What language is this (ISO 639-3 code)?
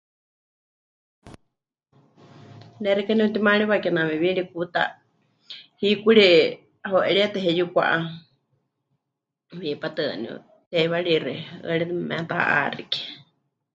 hch